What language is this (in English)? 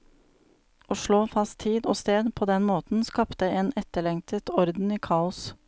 Norwegian